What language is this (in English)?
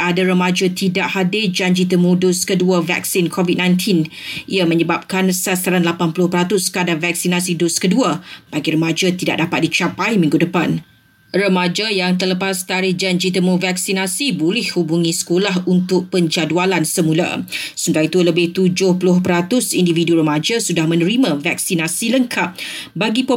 Malay